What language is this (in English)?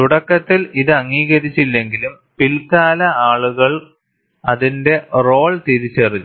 Malayalam